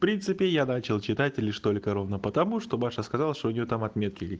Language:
Russian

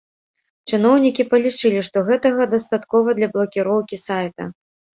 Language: Belarusian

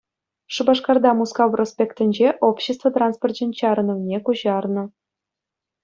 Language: Chuvash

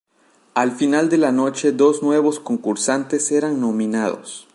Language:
Spanish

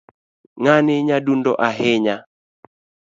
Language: Luo (Kenya and Tanzania)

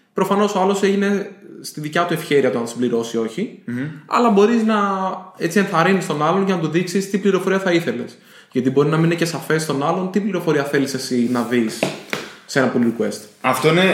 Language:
Greek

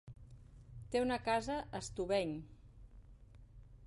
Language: Catalan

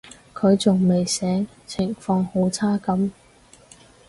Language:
Cantonese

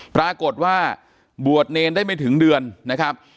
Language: Thai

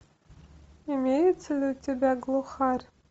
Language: Russian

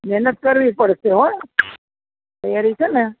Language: Gujarati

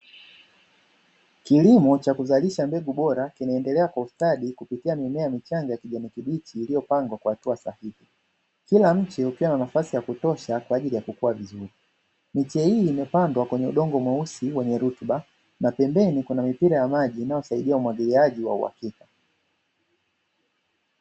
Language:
Swahili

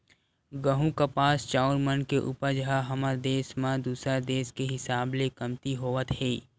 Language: Chhattisgarhi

